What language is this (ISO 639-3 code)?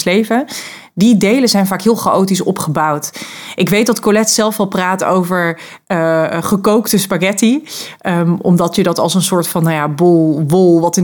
nld